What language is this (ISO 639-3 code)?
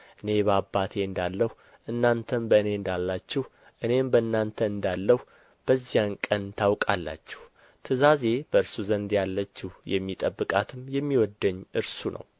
amh